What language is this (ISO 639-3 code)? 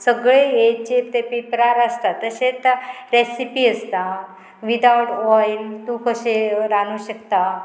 kok